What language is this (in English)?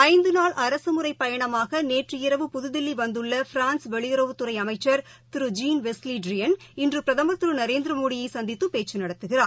Tamil